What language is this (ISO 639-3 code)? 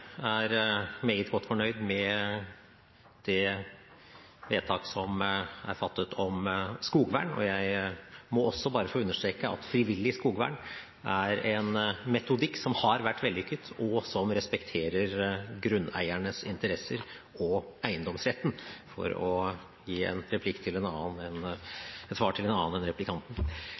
nob